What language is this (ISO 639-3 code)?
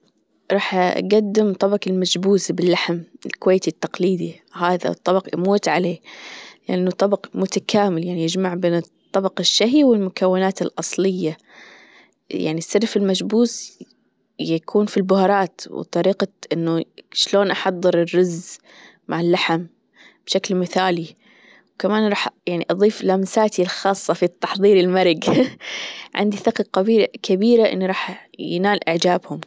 afb